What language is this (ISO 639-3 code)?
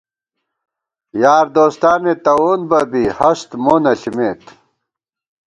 gwt